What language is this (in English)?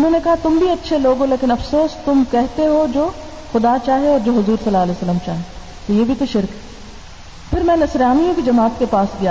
Urdu